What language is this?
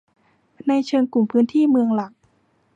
Thai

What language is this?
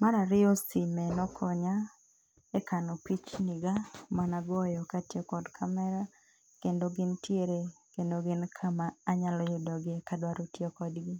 Luo (Kenya and Tanzania)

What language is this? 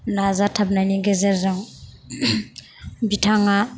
Bodo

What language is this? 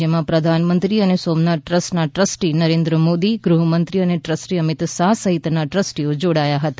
Gujarati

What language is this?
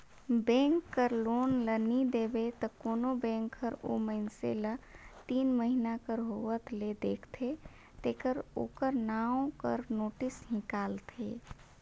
Chhattisgarhi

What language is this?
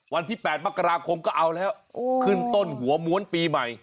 Thai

